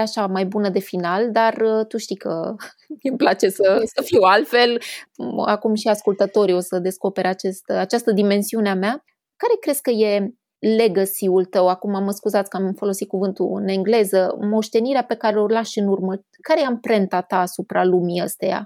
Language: Romanian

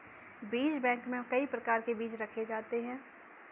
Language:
Hindi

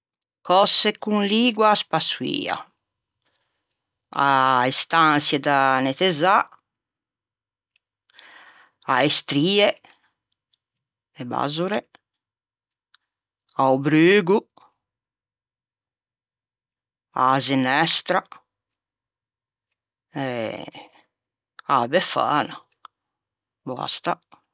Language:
Ligurian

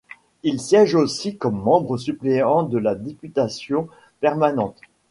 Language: French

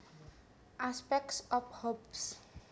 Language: Javanese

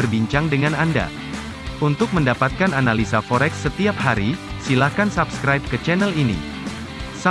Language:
Indonesian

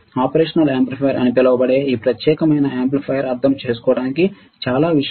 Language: Telugu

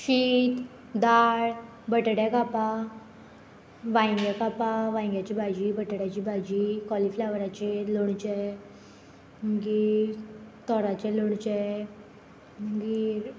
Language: Konkani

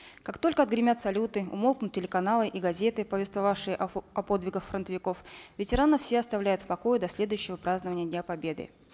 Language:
Kazakh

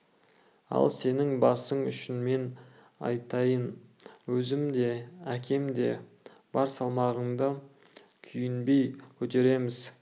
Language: Kazakh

